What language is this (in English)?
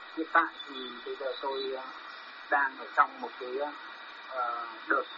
Vietnamese